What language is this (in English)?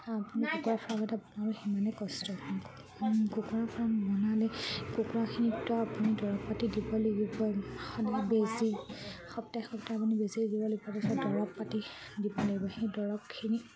Assamese